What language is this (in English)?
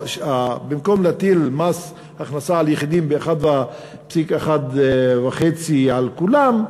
Hebrew